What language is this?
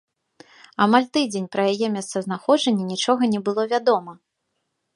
Belarusian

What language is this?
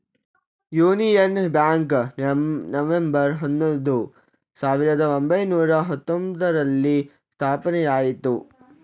Kannada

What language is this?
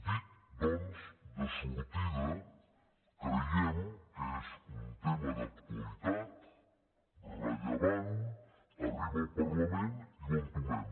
Catalan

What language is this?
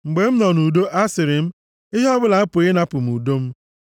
Igbo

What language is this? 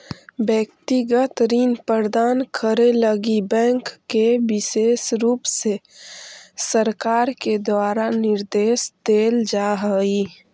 Magahi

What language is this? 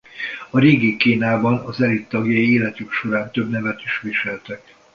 Hungarian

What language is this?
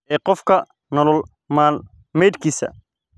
Somali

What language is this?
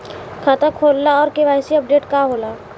Bhojpuri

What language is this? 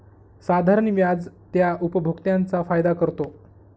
Marathi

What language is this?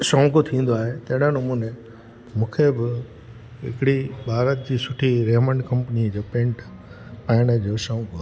Sindhi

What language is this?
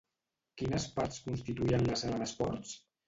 Catalan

